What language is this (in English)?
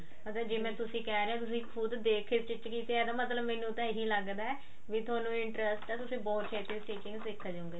Punjabi